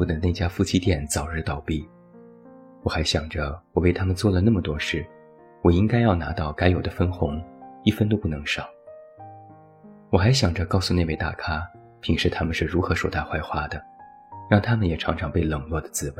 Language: Chinese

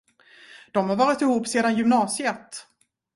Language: Swedish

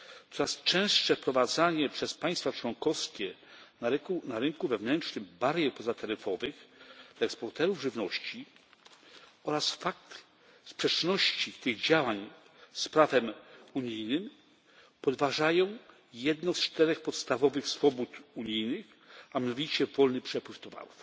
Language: Polish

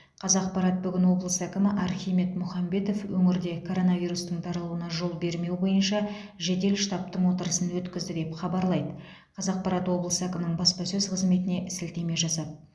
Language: Kazakh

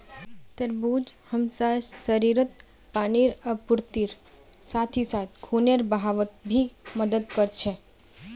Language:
Magahi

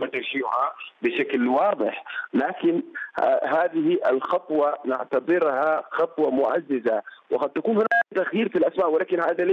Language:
Arabic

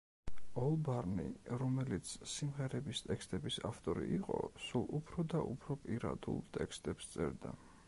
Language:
Georgian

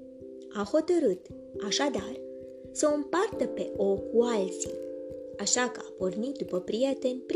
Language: Romanian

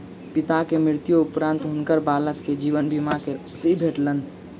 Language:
Maithili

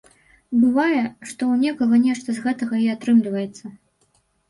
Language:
Belarusian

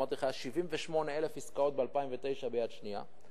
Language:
Hebrew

